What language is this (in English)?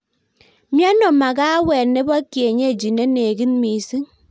Kalenjin